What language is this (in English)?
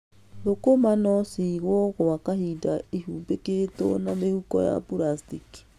Kikuyu